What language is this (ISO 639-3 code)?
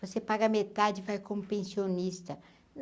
por